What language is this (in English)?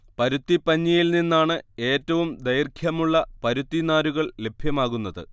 Malayalam